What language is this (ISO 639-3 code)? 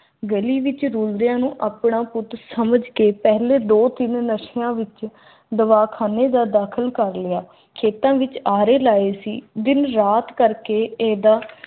pan